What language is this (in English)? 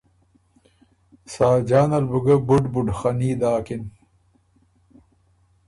Ormuri